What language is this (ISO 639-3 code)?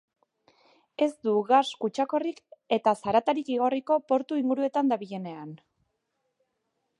eus